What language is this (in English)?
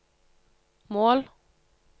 Norwegian